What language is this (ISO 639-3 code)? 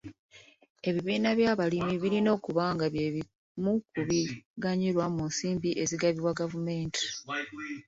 lug